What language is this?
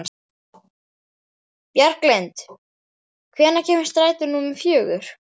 Icelandic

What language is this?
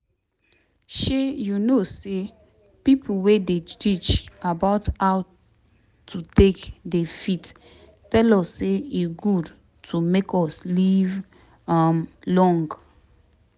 Nigerian Pidgin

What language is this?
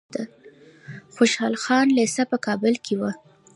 Pashto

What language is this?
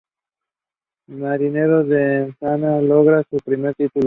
Spanish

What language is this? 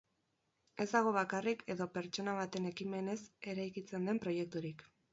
Basque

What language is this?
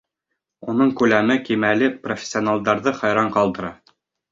Bashkir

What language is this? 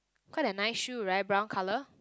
English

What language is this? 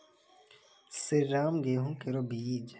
Maithili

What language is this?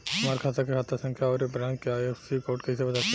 Bhojpuri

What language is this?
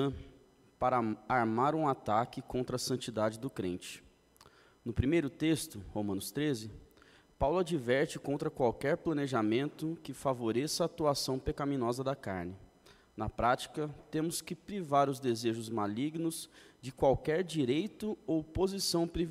Portuguese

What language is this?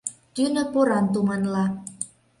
Mari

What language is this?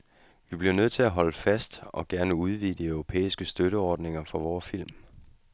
Danish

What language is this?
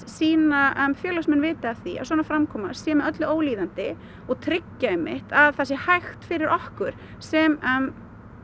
Icelandic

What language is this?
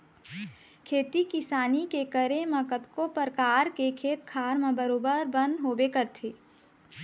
Chhattisgarhi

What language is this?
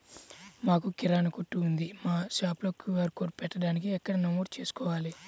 Telugu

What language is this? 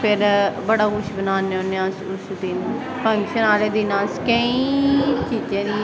Dogri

